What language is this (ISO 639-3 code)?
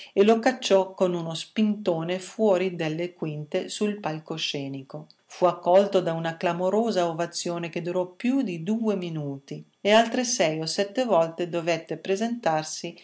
ita